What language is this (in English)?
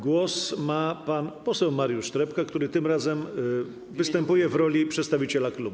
Polish